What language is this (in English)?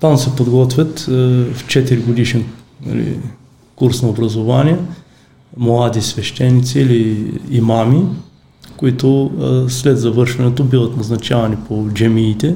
Bulgarian